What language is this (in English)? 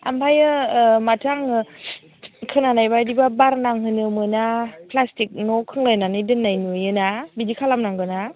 Bodo